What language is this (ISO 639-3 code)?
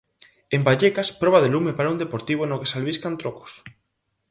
glg